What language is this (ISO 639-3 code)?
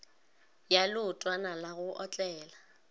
nso